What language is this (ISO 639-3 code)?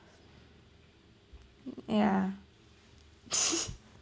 eng